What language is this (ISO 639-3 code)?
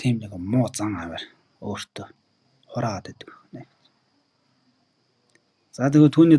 ron